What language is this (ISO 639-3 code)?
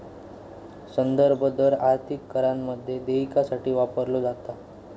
mar